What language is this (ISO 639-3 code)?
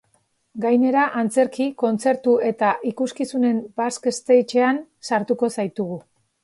eus